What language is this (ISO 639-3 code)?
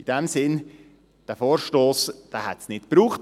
gsw